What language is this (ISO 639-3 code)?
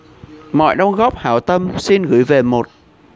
vie